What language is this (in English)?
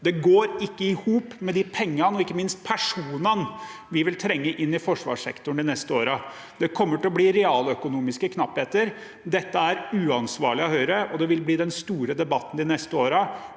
Norwegian